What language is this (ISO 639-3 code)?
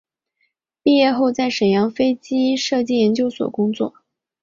zho